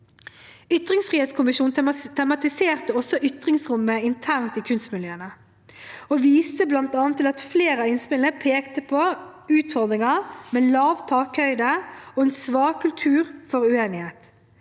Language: Norwegian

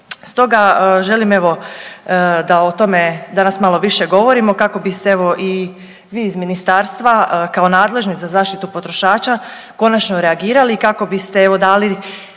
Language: Croatian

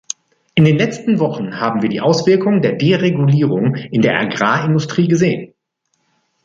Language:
German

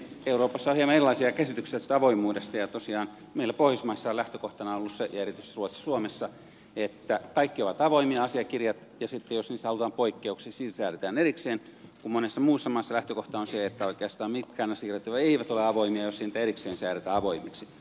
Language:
Finnish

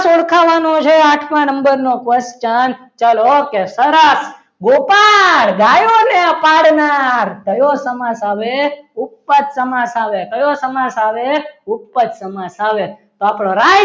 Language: Gujarati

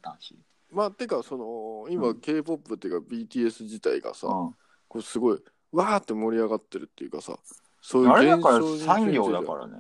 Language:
Japanese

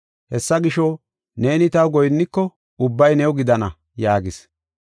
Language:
Gofa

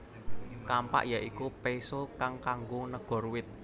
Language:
Javanese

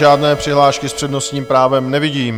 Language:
Czech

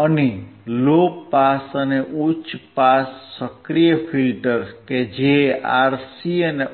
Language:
Gujarati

